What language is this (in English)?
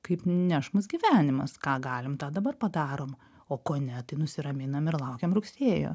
Lithuanian